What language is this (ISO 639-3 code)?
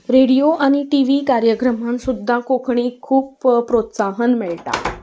kok